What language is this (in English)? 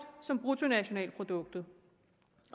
Danish